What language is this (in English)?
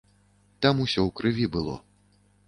Belarusian